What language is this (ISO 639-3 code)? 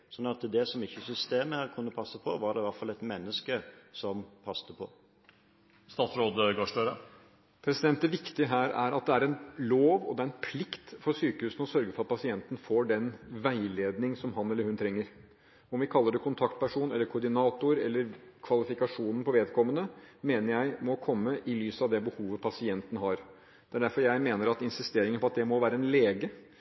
nob